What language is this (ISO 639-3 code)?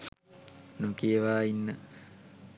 sin